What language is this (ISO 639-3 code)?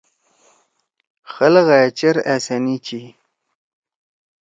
trw